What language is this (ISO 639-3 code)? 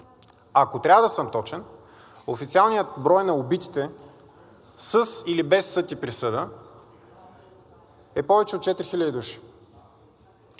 bul